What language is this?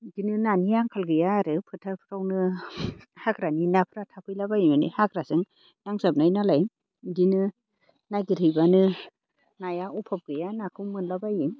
Bodo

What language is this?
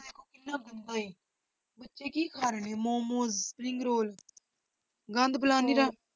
Punjabi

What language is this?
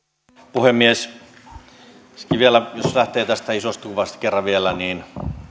Finnish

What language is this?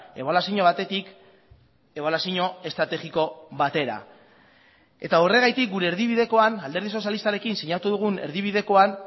Basque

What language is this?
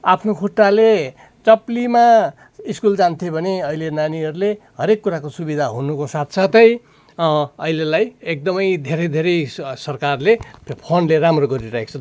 Nepali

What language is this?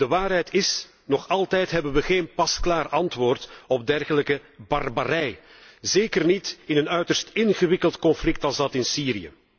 Dutch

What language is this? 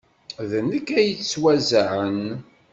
Kabyle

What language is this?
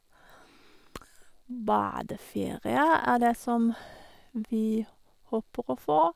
Norwegian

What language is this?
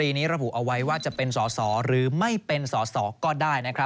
Thai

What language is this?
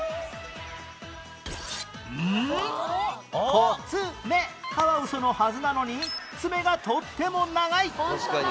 Japanese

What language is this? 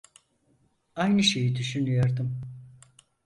Turkish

